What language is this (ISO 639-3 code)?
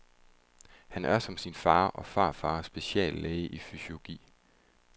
dan